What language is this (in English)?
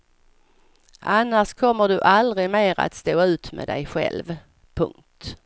Swedish